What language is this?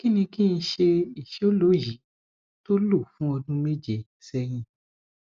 Yoruba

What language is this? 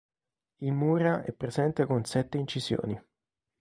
Italian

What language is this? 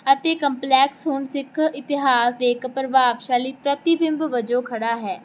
Punjabi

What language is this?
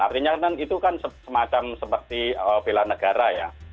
Indonesian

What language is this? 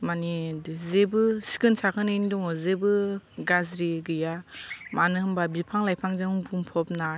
Bodo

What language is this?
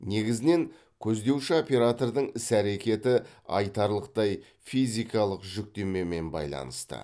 Kazakh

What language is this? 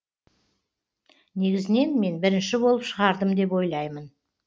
Kazakh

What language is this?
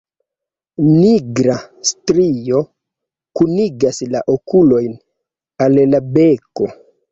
Esperanto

